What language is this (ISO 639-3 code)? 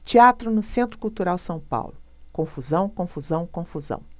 por